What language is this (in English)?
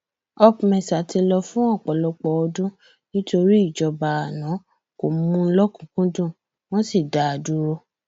Yoruba